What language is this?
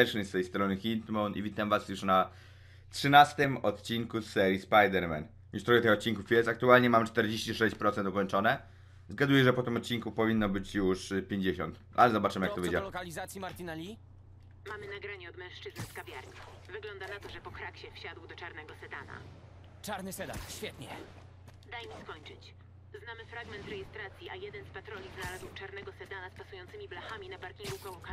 Polish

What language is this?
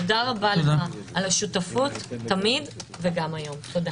Hebrew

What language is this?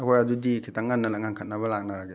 Manipuri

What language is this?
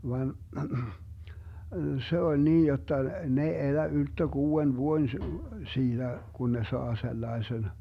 Finnish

